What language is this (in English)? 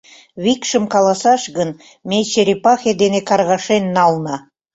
Mari